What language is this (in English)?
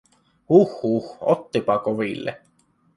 Finnish